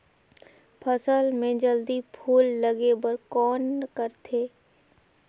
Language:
Chhattisgarhi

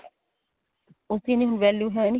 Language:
Punjabi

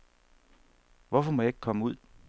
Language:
Danish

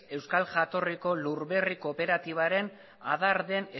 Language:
Basque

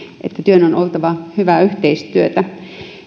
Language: Finnish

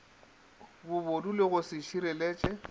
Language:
Northern Sotho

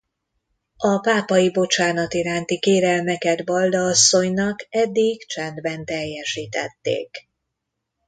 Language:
Hungarian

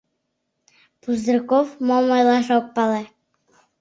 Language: Mari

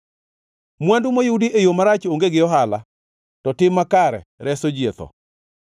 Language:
Luo (Kenya and Tanzania)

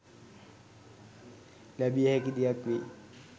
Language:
Sinhala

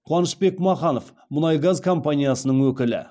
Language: Kazakh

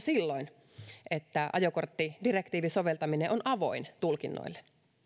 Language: Finnish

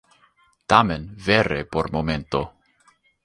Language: Esperanto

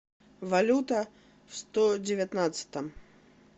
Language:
Russian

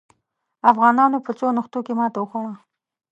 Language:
Pashto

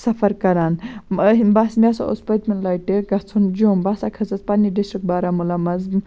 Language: Kashmiri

